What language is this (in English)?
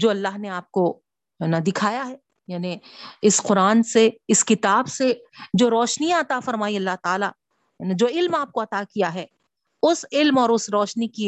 Urdu